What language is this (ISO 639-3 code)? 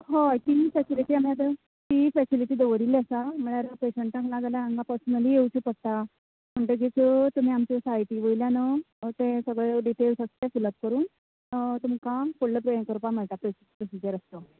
kok